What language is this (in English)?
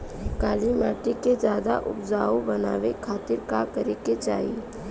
Bhojpuri